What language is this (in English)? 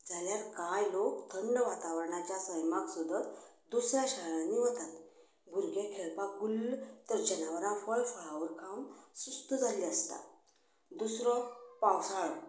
Konkani